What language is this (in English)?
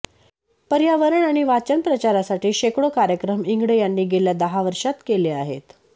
Marathi